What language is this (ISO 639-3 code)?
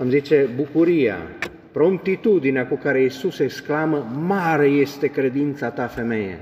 ron